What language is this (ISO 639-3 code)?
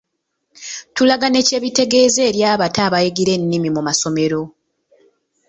lug